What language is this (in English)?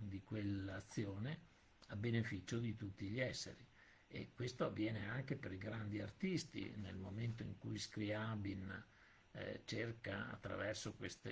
Italian